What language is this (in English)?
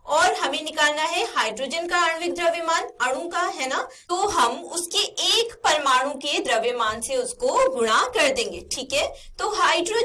Hindi